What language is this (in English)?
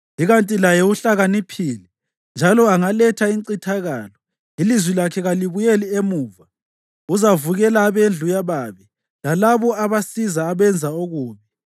North Ndebele